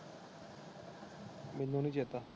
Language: Punjabi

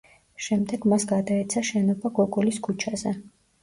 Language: Georgian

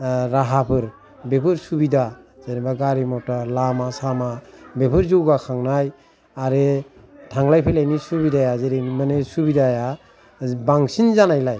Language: Bodo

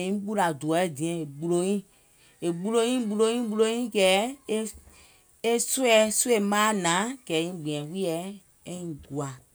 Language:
Gola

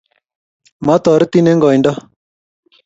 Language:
Kalenjin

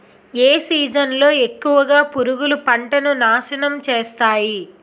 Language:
Telugu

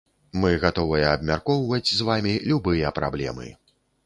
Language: Belarusian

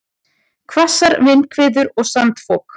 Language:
Icelandic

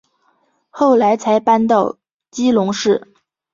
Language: Chinese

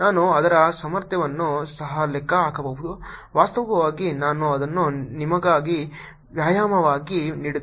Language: Kannada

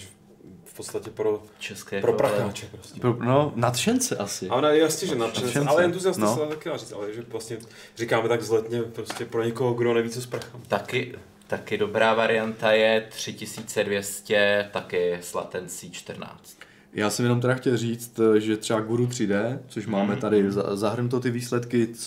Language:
Czech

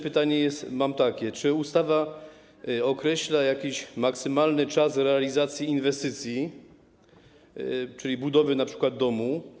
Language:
Polish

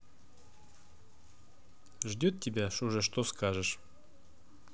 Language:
Russian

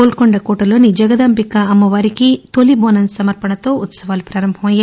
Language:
Telugu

